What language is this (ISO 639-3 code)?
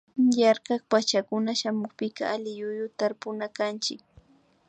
qvi